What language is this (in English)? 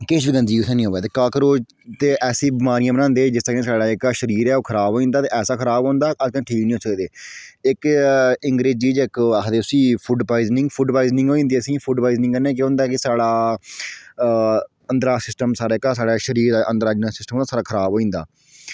Dogri